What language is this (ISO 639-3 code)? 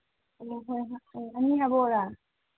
mni